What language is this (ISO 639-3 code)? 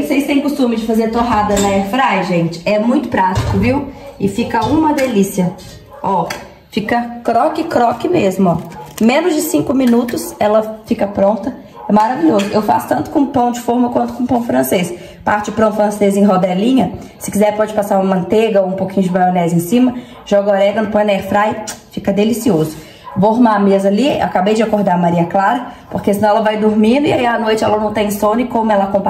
por